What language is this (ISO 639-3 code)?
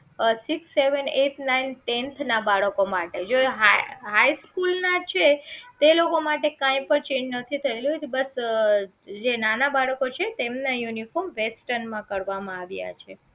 guj